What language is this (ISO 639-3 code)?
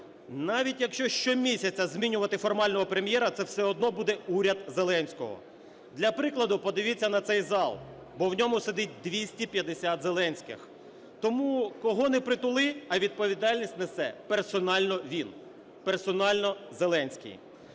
ukr